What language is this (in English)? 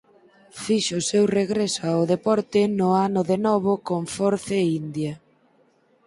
Galician